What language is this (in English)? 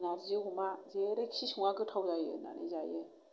Bodo